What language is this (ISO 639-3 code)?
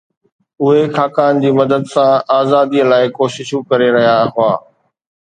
snd